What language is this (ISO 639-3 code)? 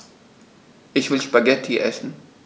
deu